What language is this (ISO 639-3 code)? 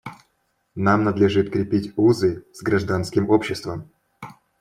rus